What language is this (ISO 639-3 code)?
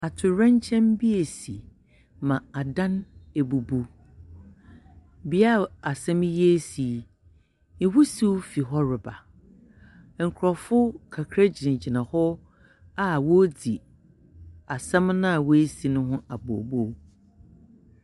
aka